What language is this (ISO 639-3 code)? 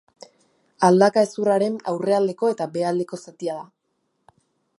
eus